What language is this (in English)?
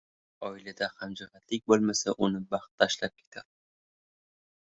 Uzbek